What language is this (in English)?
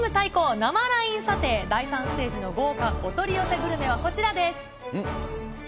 Japanese